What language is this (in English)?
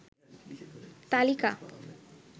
Bangla